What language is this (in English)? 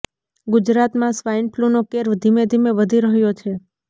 Gujarati